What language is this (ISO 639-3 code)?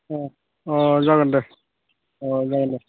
brx